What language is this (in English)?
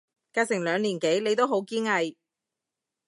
Cantonese